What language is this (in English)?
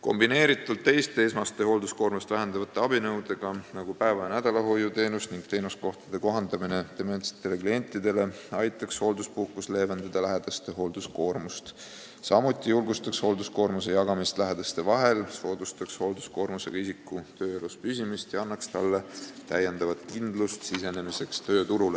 Estonian